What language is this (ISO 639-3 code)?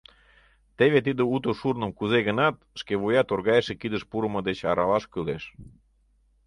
chm